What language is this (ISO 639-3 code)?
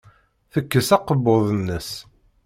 kab